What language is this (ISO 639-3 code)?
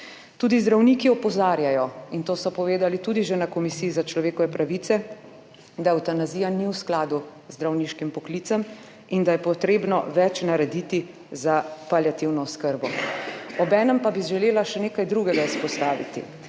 slv